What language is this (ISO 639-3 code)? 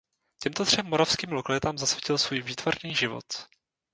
ces